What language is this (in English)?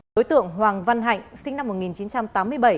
Vietnamese